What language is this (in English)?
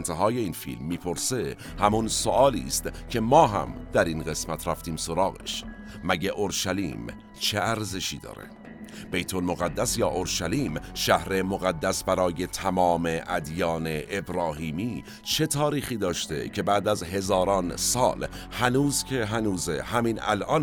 Persian